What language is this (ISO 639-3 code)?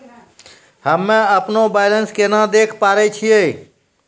mai